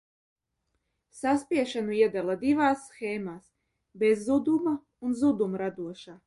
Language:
Latvian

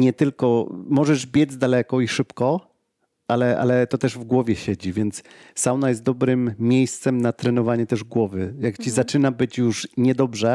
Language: Polish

